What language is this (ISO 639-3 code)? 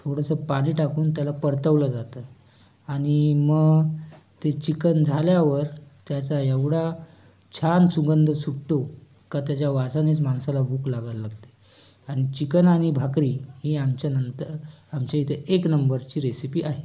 mar